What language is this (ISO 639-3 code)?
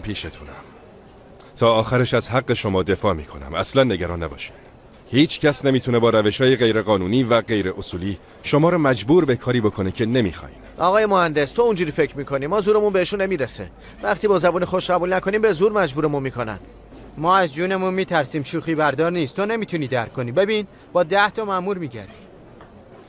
fas